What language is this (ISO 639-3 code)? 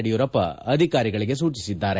kan